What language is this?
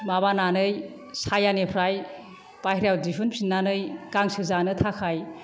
Bodo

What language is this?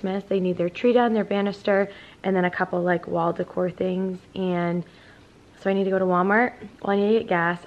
English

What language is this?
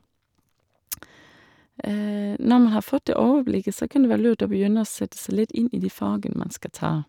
Norwegian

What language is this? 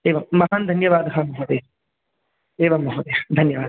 Sanskrit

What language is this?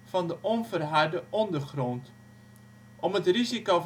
Dutch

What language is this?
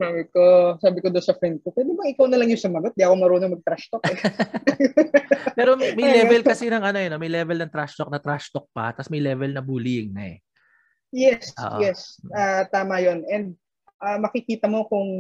Filipino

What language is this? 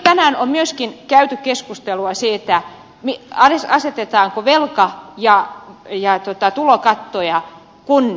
Finnish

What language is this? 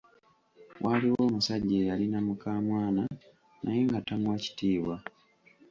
Ganda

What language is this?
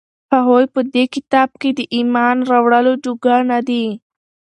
Pashto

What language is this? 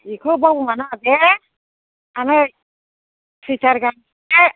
Bodo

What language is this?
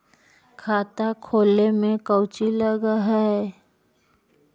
Magahi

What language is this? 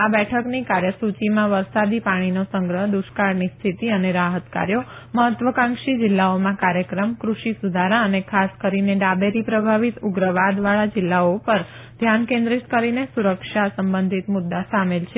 Gujarati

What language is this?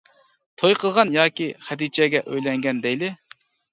Uyghur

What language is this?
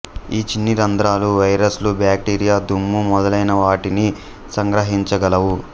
Telugu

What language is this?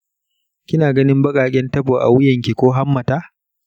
Hausa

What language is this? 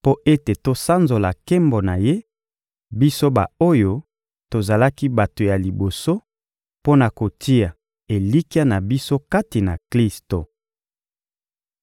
Lingala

